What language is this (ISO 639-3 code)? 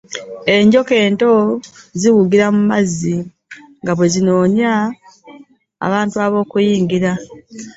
lug